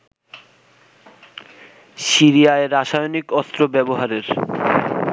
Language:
Bangla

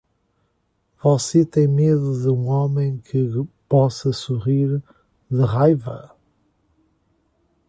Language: Portuguese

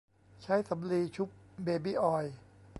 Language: Thai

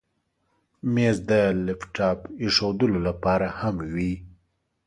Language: Pashto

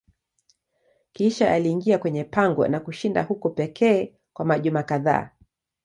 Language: Swahili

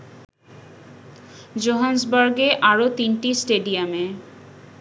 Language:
Bangla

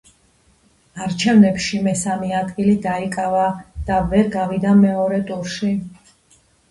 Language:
Georgian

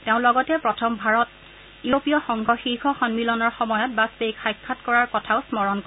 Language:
Assamese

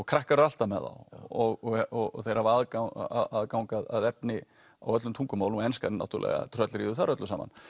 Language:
Icelandic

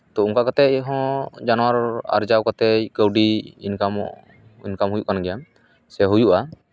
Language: Santali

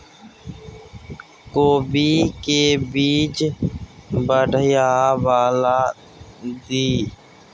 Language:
Maithili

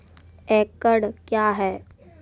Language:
Maithili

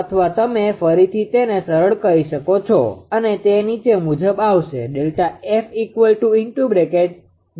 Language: Gujarati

